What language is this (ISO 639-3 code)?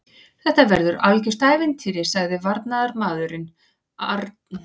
isl